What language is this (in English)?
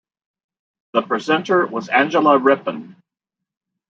English